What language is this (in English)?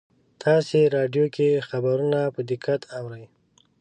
Pashto